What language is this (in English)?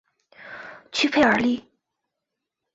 Chinese